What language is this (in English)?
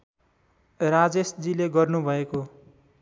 Nepali